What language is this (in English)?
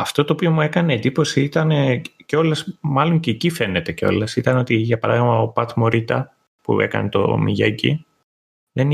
Greek